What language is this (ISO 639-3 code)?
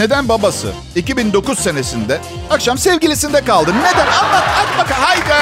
tur